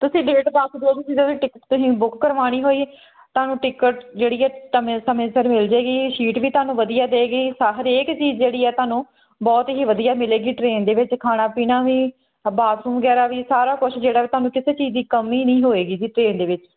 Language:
Punjabi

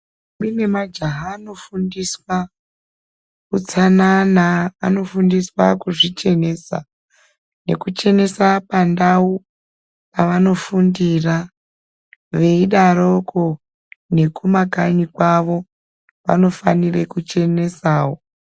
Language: Ndau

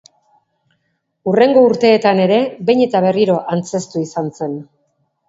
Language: Basque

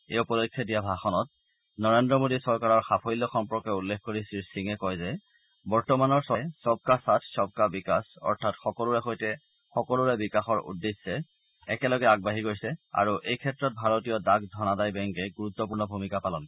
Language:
Assamese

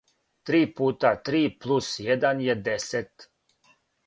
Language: Serbian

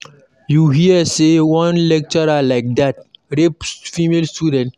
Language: Nigerian Pidgin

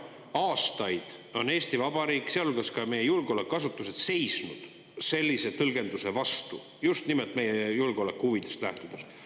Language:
Estonian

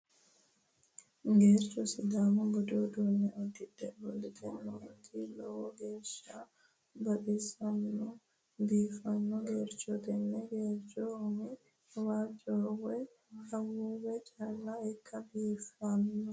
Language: Sidamo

